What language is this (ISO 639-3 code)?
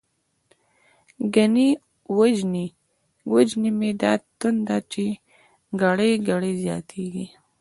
pus